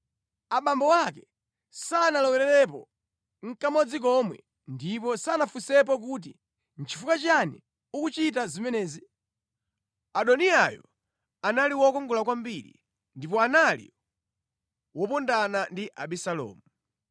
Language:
Nyanja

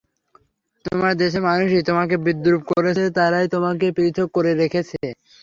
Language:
Bangla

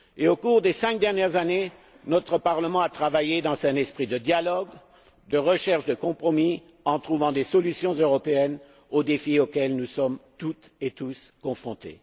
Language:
French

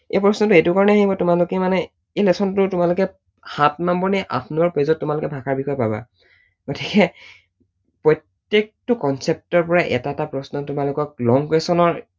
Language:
Assamese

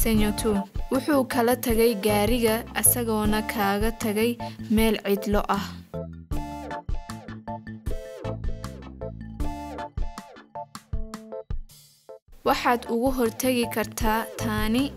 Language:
Arabic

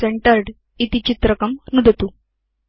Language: Sanskrit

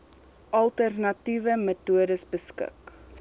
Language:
Afrikaans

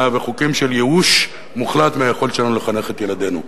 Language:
Hebrew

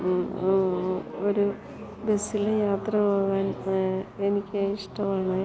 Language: Malayalam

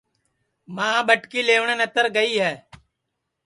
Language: Sansi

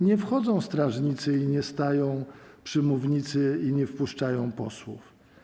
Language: Polish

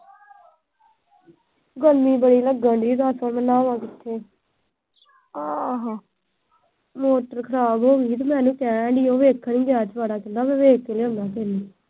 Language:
Punjabi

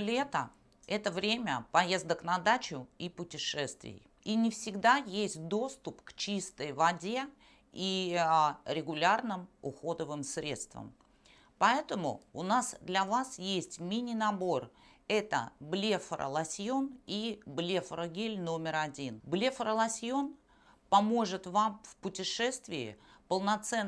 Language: Russian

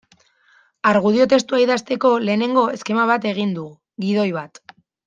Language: Basque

